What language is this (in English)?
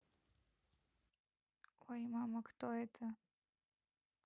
Russian